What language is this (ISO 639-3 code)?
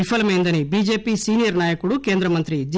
tel